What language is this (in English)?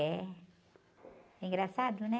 Portuguese